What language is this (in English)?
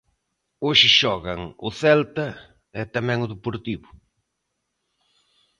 Galician